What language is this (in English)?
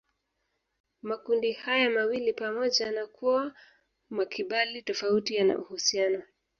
Swahili